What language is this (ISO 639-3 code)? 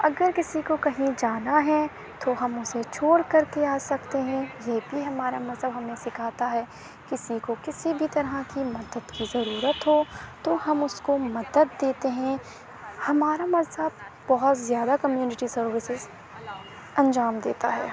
urd